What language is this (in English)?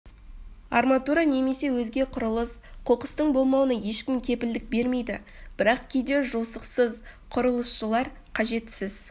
Kazakh